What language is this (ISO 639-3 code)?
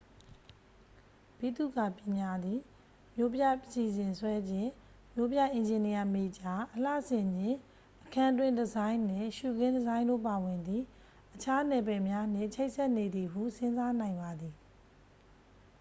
mya